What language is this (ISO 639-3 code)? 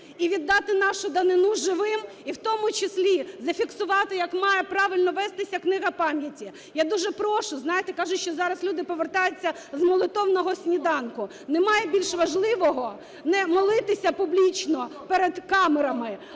ukr